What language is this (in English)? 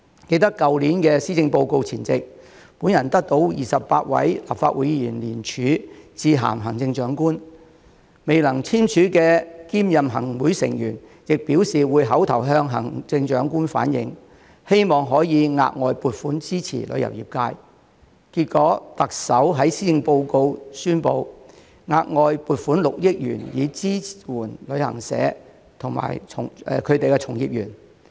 Cantonese